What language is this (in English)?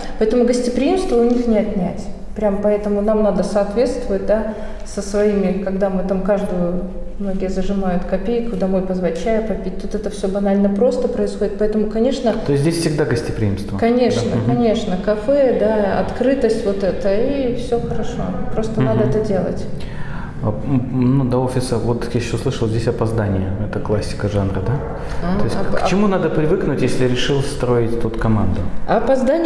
Russian